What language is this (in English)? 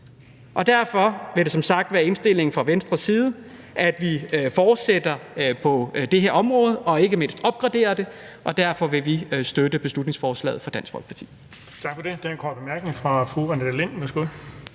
Danish